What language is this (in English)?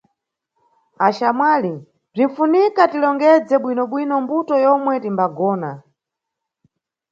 Nyungwe